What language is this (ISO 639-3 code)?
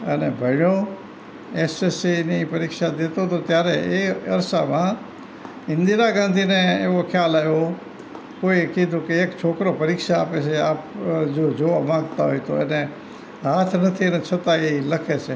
guj